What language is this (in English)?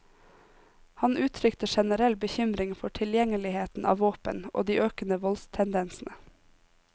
Norwegian